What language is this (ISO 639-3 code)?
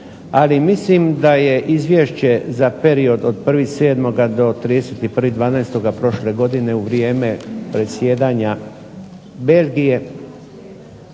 hrv